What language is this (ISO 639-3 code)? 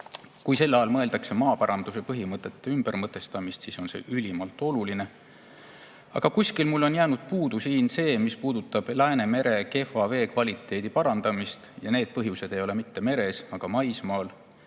est